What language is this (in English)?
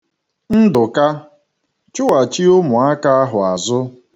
Igbo